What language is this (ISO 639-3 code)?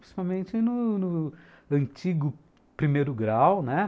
por